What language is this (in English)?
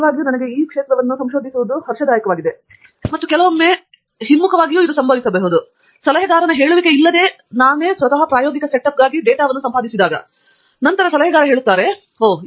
Kannada